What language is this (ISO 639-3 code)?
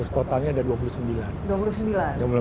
ind